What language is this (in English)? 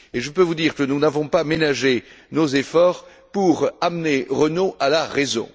French